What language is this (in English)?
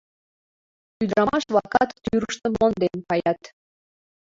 Mari